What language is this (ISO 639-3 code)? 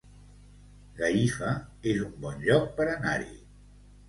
cat